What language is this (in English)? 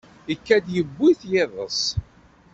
Kabyle